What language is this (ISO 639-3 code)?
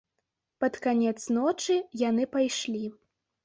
bel